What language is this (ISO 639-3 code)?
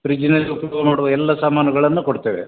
kan